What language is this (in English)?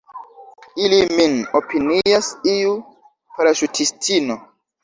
Esperanto